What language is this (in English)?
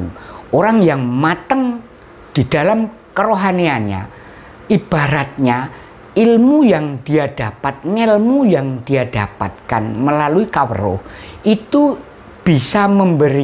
Indonesian